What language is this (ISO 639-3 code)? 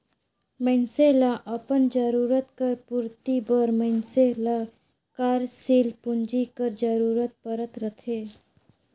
hne